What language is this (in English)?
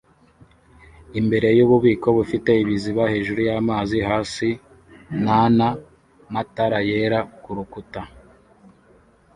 Kinyarwanda